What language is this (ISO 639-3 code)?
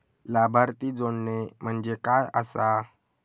mar